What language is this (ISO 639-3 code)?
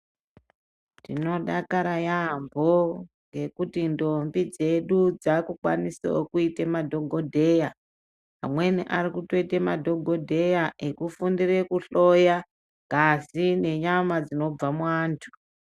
ndc